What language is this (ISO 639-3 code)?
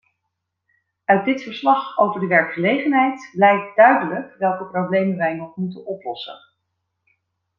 nld